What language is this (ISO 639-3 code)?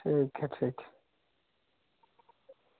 doi